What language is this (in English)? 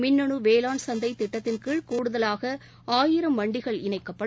Tamil